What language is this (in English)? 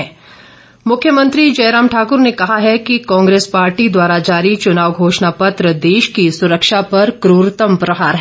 Hindi